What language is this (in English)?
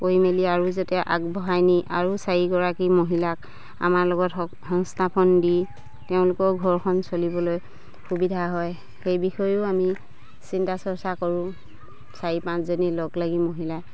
Assamese